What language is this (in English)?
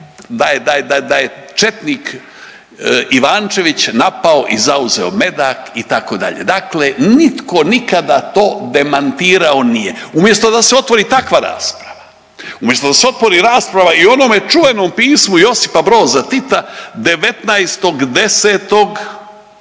Croatian